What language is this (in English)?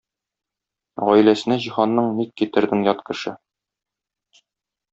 Tatar